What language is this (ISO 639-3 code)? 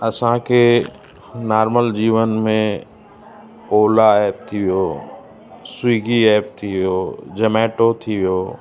snd